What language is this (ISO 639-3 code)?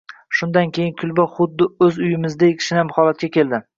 uzb